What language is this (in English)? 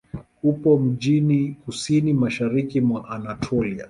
Swahili